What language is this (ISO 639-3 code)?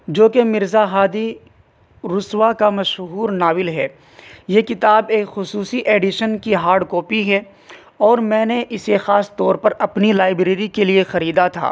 urd